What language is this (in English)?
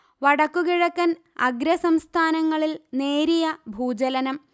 Malayalam